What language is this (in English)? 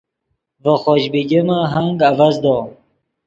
Yidgha